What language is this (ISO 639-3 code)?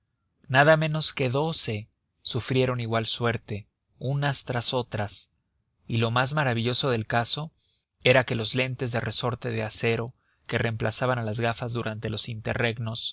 spa